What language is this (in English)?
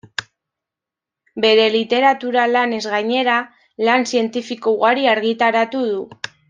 Basque